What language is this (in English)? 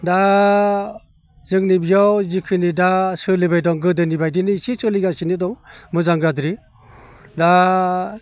Bodo